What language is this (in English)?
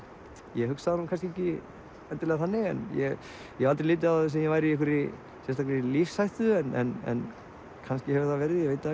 Icelandic